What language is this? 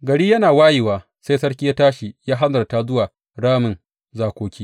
Hausa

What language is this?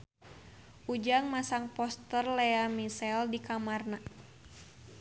Sundanese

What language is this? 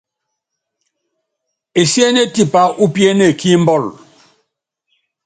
Yangben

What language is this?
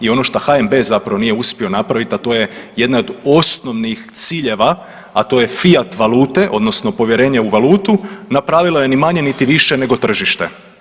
Croatian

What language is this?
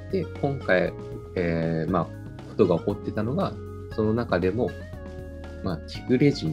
Japanese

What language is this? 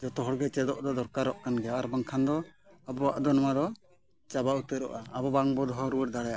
Santali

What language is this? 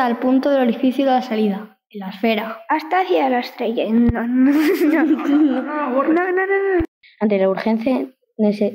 Spanish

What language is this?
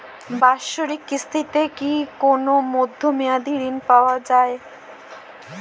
Bangla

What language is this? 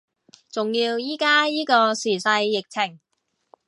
Cantonese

